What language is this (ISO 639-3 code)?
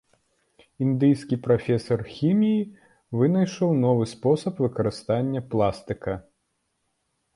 bel